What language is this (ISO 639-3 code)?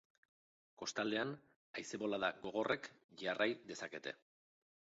eus